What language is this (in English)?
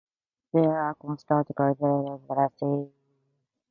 English